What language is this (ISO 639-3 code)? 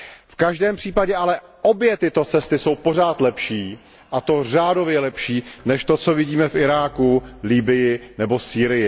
ces